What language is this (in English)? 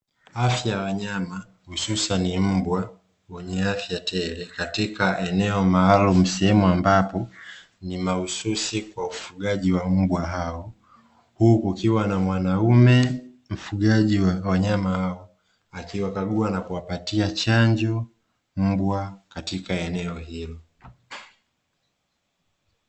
Swahili